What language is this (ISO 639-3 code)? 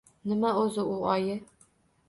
uzb